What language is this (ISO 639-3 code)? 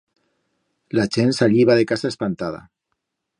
arg